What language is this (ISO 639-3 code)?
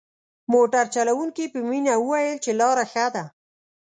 pus